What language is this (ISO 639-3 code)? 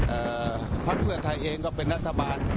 tha